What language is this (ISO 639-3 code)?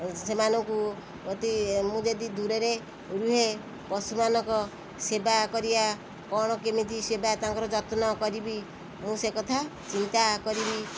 ori